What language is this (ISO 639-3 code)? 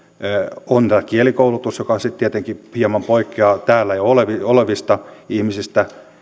fin